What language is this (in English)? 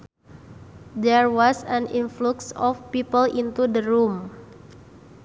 Sundanese